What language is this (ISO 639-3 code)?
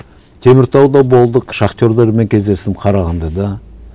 kaz